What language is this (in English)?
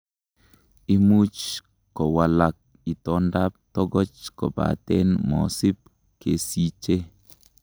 Kalenjin